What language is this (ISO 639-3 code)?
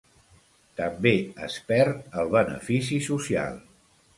cat